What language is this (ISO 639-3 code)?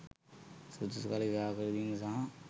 sin